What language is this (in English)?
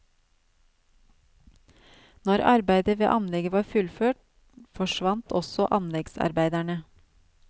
Norwegian